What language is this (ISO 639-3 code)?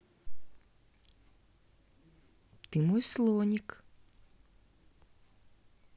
rus